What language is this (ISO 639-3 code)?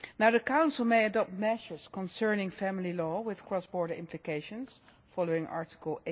eng